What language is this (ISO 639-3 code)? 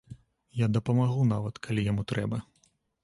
bel